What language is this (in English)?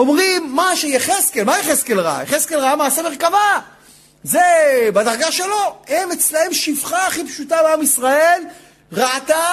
Hebrew